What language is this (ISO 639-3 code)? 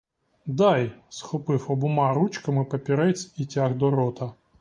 ukr